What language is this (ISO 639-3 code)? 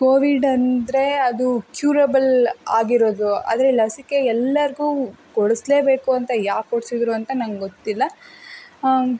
kan